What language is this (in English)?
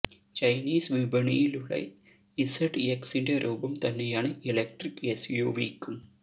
Malayalam